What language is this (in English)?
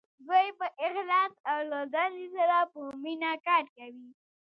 Pashto